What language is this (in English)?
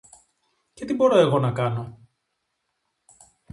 Greek